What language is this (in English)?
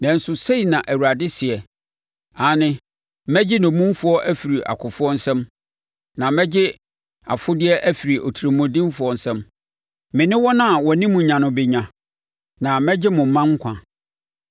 Akan